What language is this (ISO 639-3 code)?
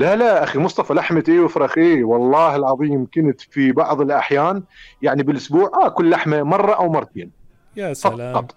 ara